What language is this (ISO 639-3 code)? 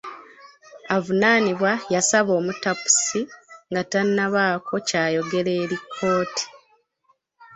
lug